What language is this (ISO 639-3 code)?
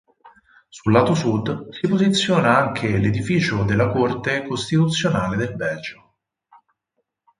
ita